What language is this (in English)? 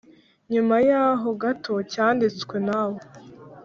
Kinyarwanda